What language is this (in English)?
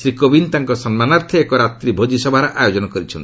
Odia